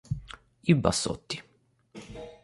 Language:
Italian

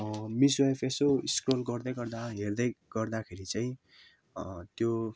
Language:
Nepali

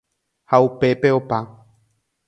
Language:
Guarani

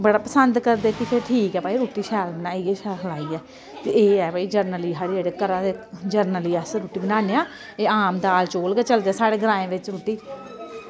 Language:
Dogri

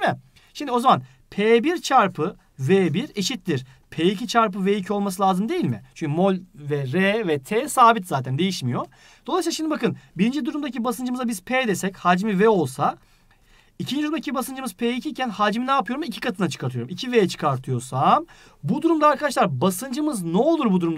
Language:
Turkish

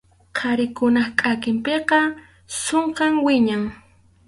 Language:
Arequipa-La Unión Quechua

